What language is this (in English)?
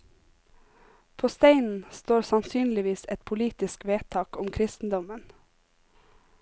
Norwegian